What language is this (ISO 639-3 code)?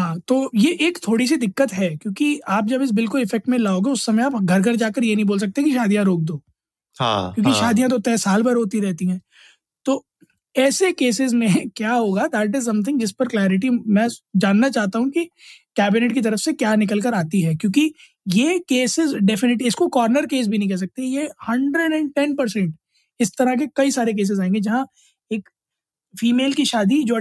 hin